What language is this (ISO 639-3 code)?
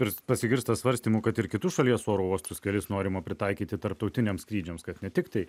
lit